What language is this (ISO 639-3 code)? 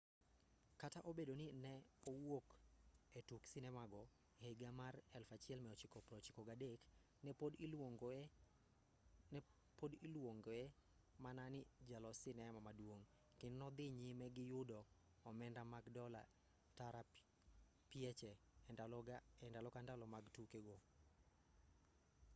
luo